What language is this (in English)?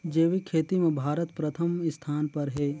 Chhattisgarhi